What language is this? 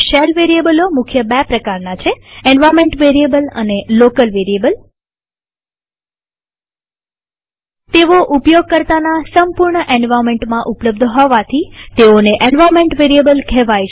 Gujarati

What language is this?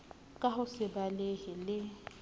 Southern Sotho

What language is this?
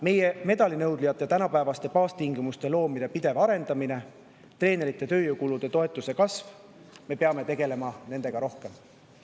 Estonian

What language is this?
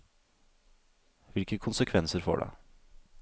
Norwegian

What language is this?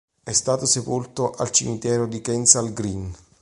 Italian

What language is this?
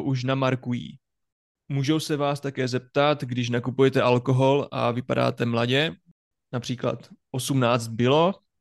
Czech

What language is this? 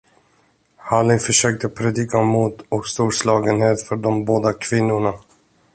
Swedish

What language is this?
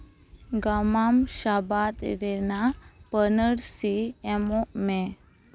Santali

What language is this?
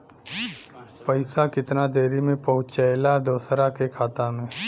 Bhojpuri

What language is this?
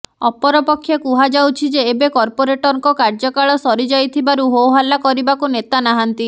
Odia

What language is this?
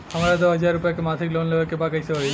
Bhojpuri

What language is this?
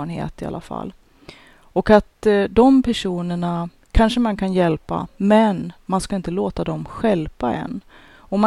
Swedish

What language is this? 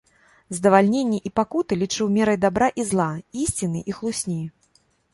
Belarusian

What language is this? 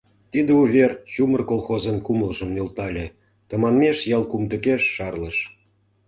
Mari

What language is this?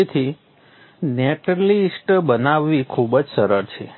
Gujarati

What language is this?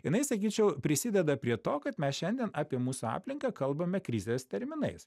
Lithuanian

